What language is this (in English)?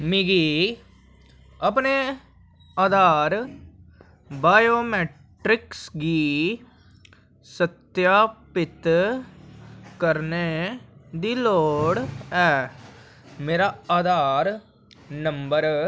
Dogri